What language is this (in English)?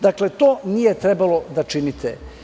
Serbian